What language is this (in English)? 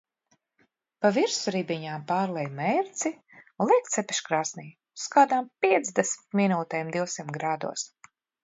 Latvian